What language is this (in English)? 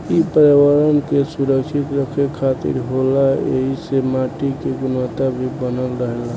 Bhojpuri